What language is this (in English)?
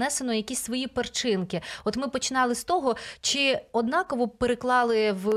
Ukrainian